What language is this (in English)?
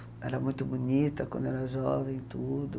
Portuguese